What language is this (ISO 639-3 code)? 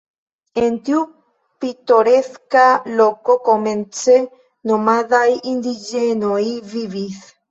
epo